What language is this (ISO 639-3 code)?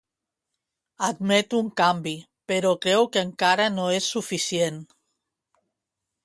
cat